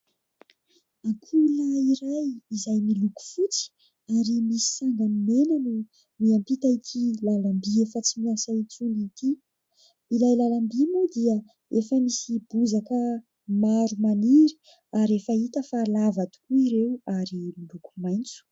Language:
Malagasy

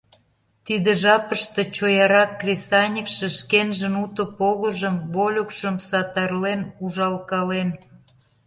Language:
Mari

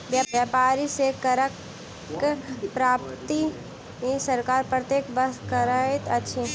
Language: Maithili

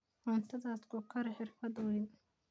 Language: Somali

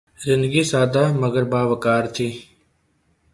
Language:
Urdu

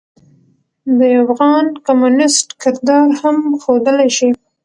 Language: Pashto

